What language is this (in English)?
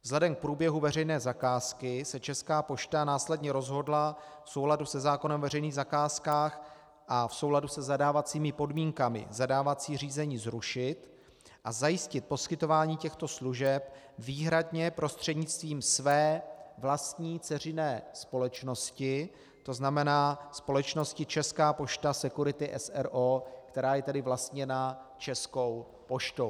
Czech